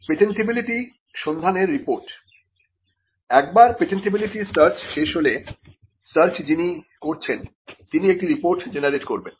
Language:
Bangla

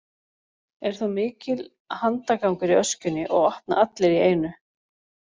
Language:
Icelandic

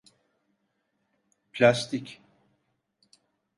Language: Turkish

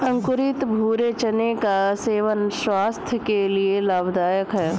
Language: Hindi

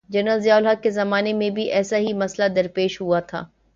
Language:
Urdu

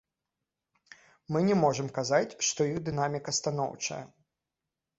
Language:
Belarusian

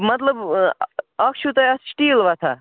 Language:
Kashmiri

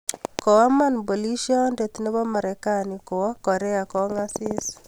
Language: Kalenjin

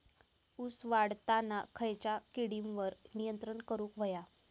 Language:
Marathi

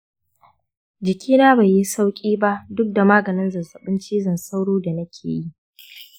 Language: Hausa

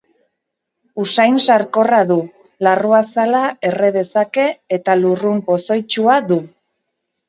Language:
Basque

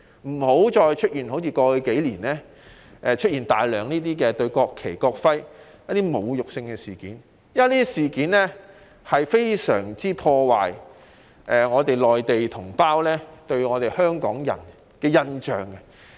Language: Cantonese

